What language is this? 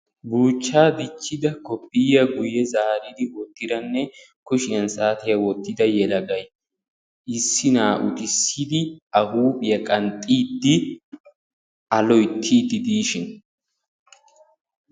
Wolaytta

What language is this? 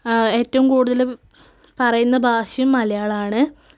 Malayalam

